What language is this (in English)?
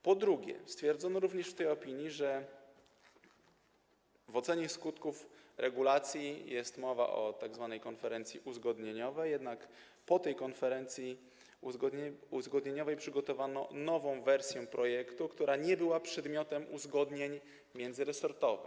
Polish